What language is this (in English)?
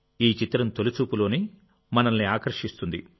Telugu